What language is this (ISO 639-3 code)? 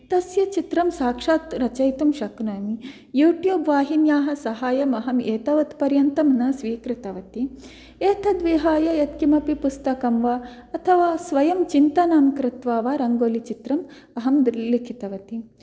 san